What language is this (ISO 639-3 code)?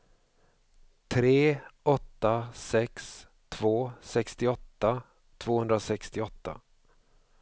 swe